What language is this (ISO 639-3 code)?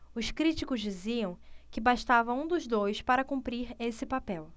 por